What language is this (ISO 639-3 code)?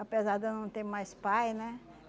por